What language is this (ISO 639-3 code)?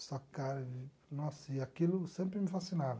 por